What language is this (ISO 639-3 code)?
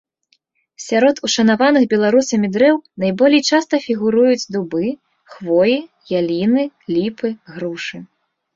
bel